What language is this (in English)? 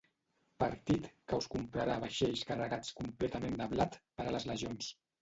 Catalan